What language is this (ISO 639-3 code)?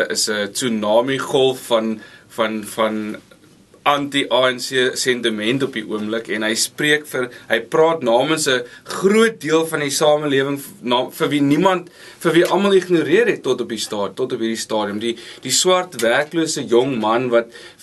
nld